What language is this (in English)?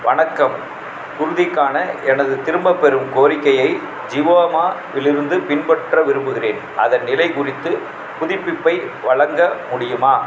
Tamil